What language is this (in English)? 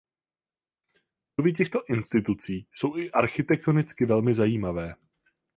Czech